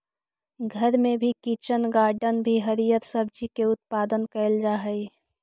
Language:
Magahi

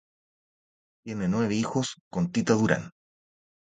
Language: Spanish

